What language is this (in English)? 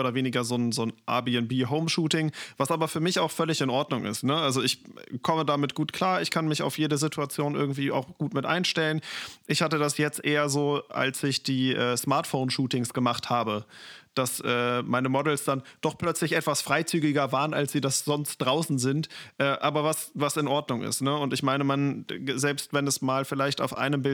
German